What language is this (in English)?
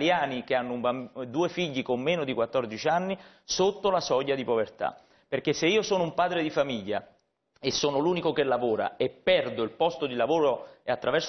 Italian